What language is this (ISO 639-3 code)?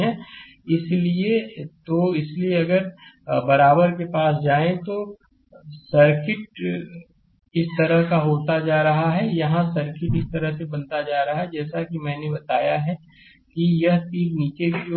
hin